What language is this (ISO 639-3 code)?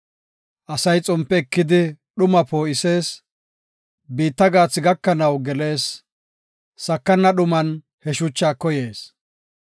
gof